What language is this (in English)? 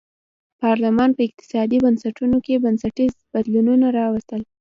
Pashto